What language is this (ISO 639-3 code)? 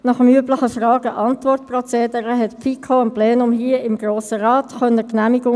gsw